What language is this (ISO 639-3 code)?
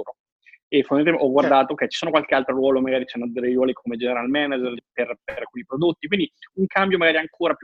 ita